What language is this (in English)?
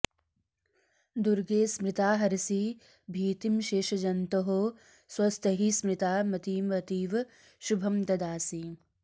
Sanskrit